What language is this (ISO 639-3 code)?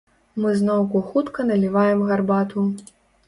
bel